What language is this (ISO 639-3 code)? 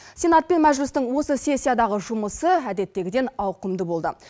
kaz